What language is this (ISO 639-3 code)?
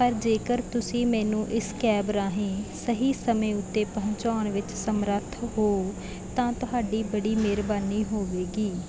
pan